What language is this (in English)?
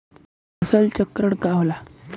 Bhojpuri